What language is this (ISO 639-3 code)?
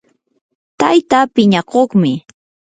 qur